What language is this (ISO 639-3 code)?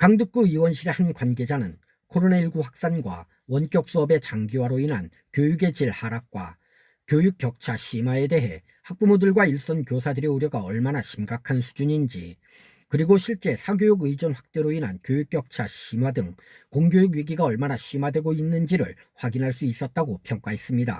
kor